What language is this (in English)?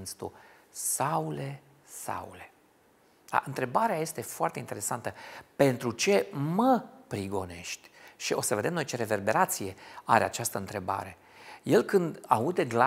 Romanian